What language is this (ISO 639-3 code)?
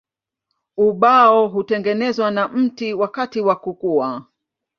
swa